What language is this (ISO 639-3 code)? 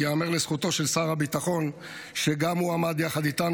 heb